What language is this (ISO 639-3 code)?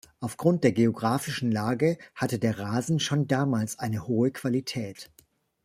deu